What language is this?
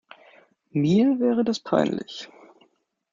German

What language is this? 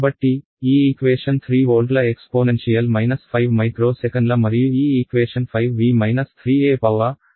Telugu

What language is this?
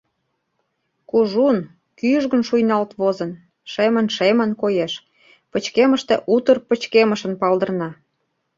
Mari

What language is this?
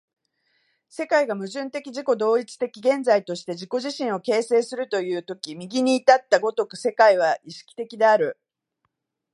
Japanese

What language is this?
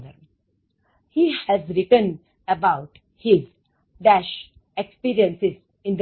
Gujarati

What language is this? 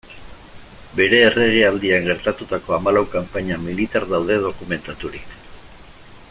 Basque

